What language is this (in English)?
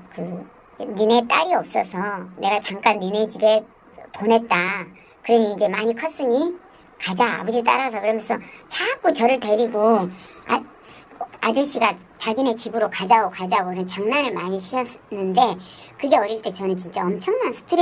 Korean